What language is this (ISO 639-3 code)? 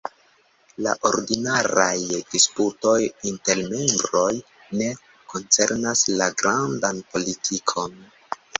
epo